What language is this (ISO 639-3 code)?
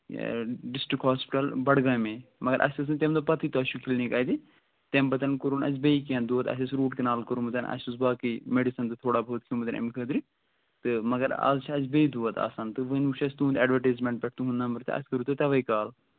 kas